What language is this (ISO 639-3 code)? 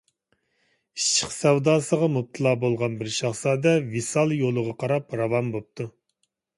uig